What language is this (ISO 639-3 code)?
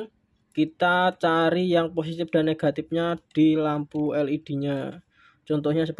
ind